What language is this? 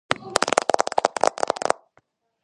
Georgian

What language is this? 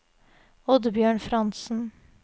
Norwegian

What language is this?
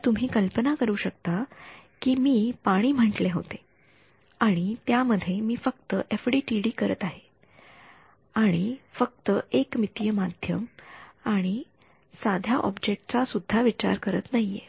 Marathi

